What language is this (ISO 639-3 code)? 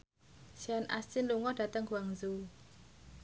jav